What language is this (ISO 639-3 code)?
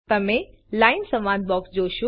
guj